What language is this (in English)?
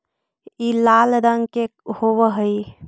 Magahi